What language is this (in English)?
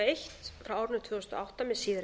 Icelandic